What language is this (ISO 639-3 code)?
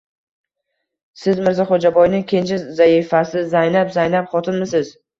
uzb